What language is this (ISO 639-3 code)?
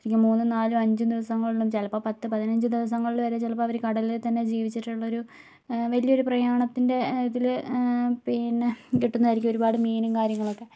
mal